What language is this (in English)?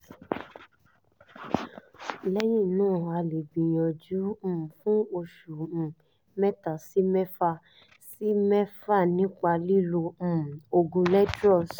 Yoruba